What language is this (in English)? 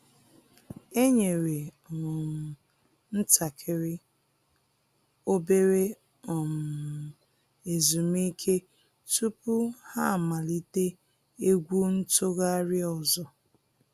Igbo